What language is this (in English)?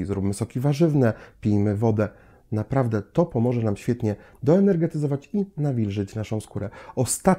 Polish